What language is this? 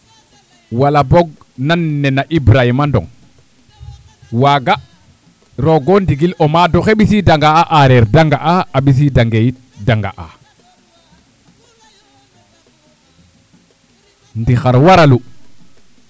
Serer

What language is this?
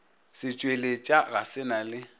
Northern Sotho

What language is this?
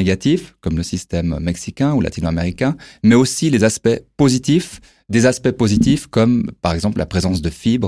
French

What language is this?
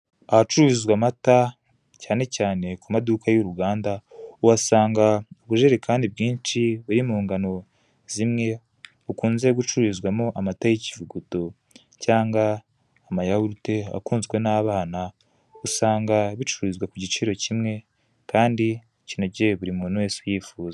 Kinyarwanda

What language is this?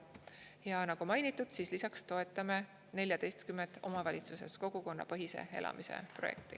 Estonian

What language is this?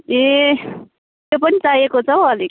Nepali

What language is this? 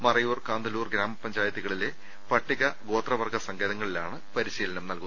Malayalam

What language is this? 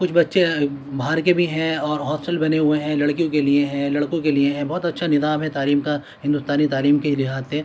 Urdu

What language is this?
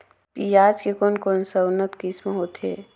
Chhattisgarhi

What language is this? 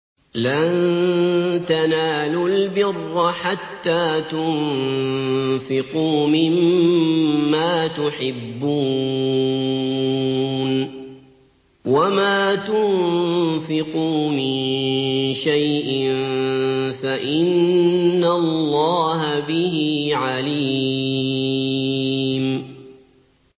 Arabic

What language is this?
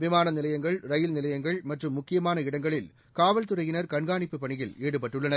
Tamil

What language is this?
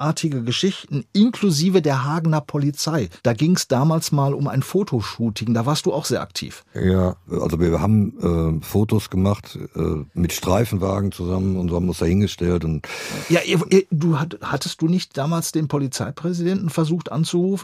German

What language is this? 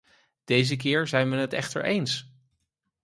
Dutch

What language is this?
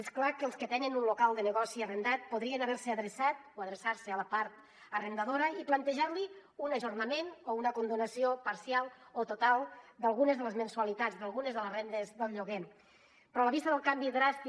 Catalan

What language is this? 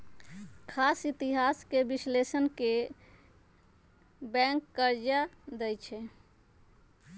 Magahi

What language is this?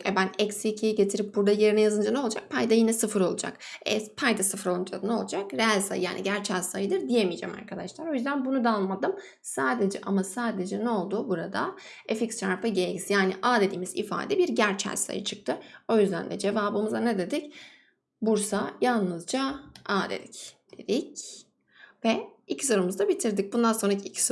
Turkish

